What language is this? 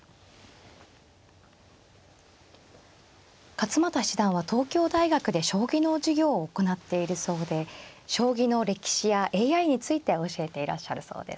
Japanese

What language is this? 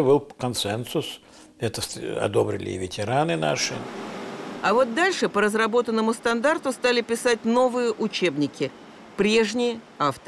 Russian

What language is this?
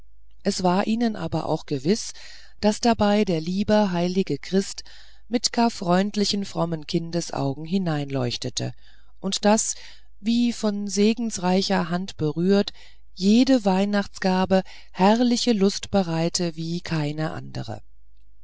German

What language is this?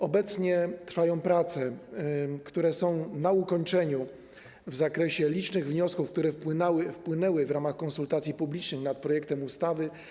Polish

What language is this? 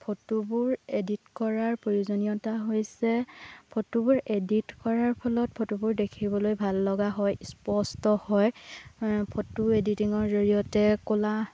Assamese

